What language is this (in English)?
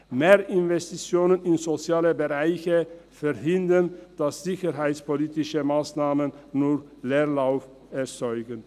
Swiss German